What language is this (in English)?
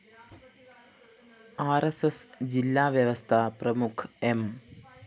Malayalam